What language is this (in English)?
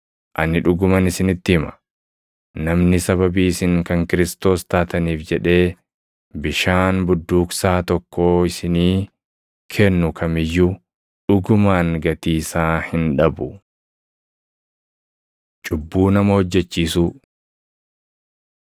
Oromo